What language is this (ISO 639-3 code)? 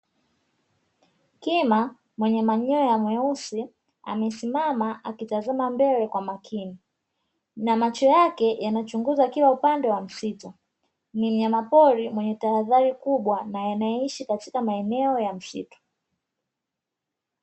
swa